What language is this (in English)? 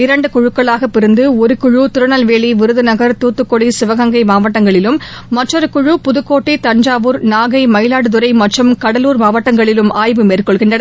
Tamil